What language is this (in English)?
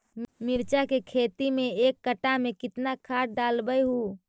Magahi